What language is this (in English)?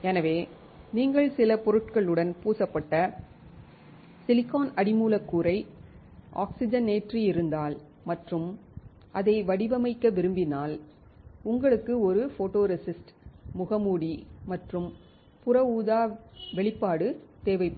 Tamil